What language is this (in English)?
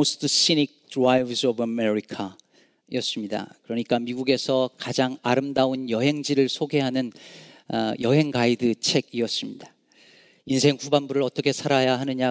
Korean